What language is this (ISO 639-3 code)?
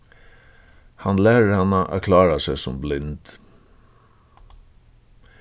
fao